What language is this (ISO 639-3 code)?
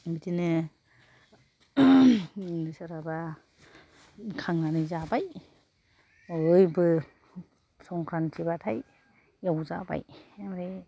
brx